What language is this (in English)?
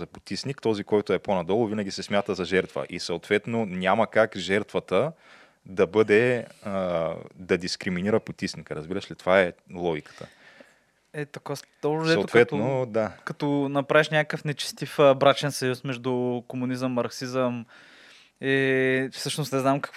Bulgarian